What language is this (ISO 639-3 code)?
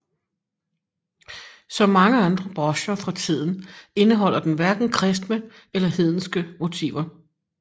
dan